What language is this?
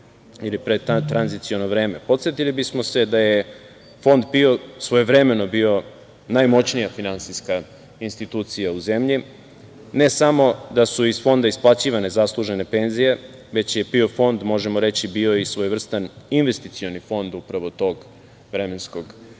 Serbian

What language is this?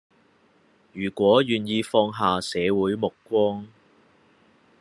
Cantonese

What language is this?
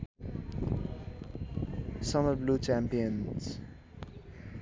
Nepali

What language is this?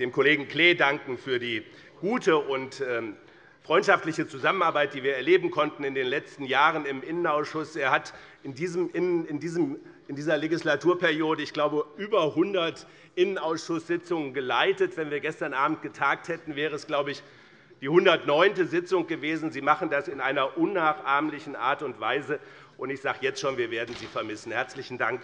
German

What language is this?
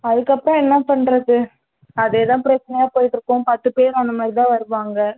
Tamil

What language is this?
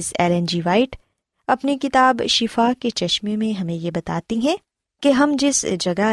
Urdu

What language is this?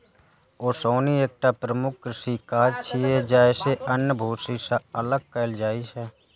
Maithili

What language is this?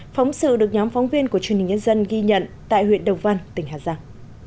Vietnamese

